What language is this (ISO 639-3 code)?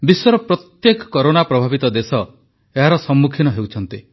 ori